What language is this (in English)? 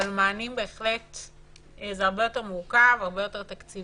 Hebrew